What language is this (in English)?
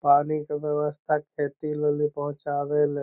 Magahi